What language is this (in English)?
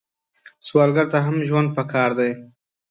Pashto